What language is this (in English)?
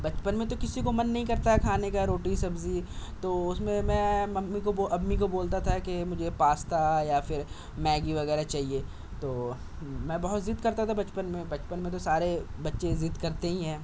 Urdu